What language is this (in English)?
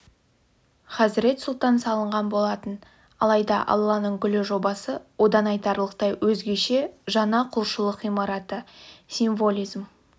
Kazakh